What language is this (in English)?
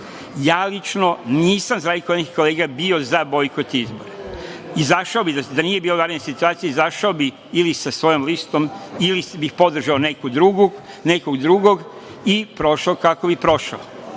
Serbian